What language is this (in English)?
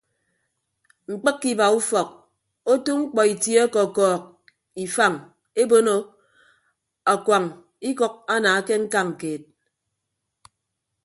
Ibibio